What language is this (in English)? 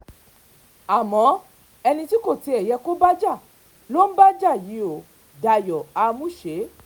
Yoruba